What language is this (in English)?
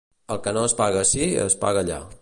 Catalan